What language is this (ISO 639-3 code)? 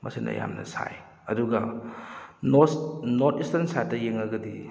mni